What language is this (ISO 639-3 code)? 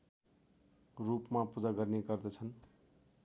nep